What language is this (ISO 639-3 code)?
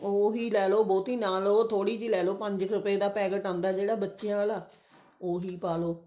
pan